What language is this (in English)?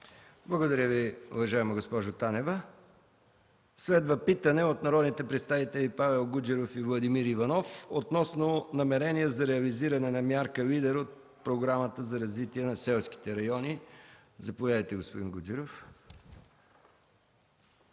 Bulgarian